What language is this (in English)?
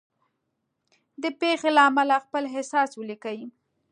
Pashto